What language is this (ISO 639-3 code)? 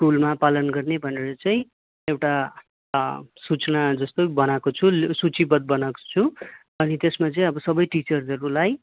nep